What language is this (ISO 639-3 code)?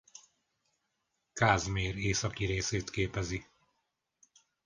hun